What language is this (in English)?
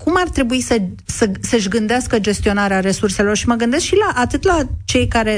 Romanian